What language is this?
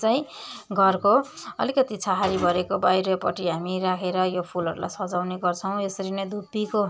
Nepali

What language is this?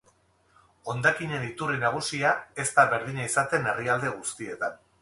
Basque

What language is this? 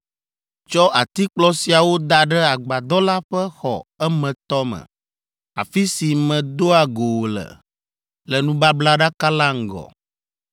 Ewe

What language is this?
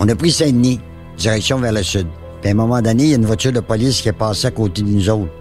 French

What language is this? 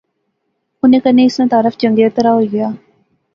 Pahari-Potwari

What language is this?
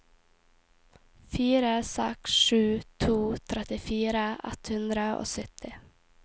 Norwegian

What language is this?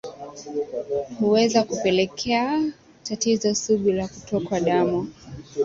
Swahili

